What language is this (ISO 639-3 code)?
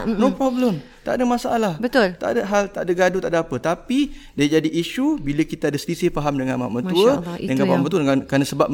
msa